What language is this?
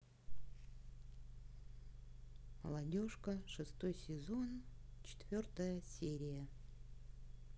Russian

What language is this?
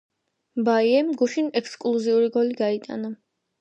Georgian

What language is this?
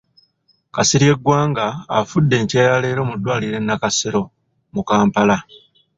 Ganda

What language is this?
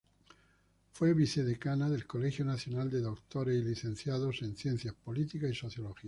Spanish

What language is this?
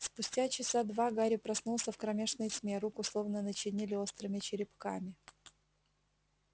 Russian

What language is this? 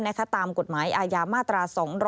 Thai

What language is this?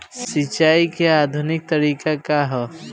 Bhojpuri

